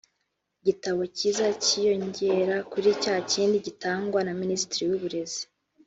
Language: Kinyarwanda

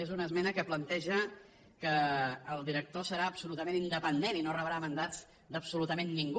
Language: Catalan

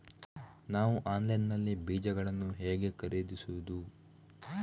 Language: Kannada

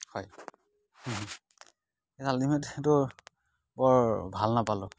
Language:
Assamese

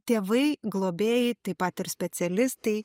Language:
Lithuanian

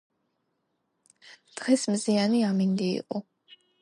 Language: Georgian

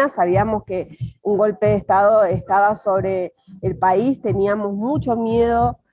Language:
Spanish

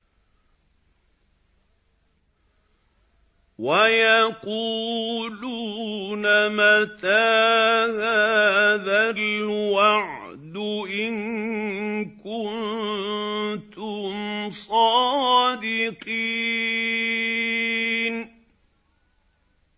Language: Arabic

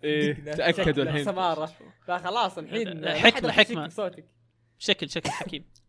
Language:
Arabic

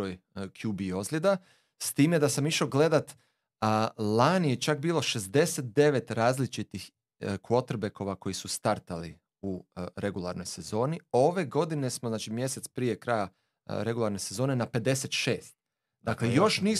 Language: Croatian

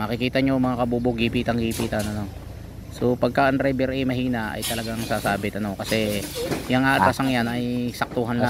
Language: Filipino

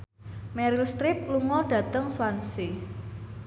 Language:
Javanese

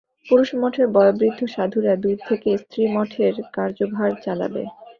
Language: Bangla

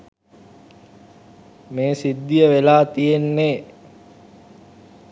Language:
Sinhala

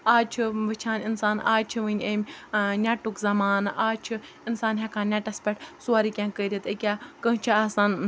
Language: Kashmiri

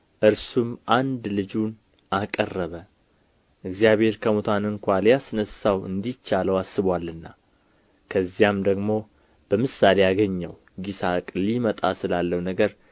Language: Amharic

